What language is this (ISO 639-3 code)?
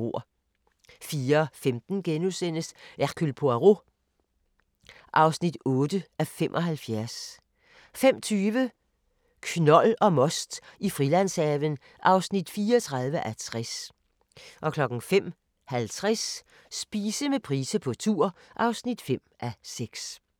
dan